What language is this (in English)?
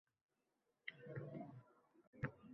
Uzbek